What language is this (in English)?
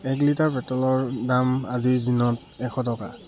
Assamese